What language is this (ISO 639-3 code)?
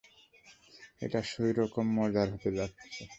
ben